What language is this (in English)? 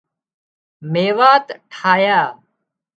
Wadiyara Koli